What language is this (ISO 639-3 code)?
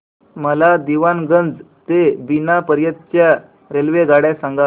mar